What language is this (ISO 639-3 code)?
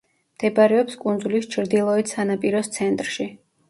kat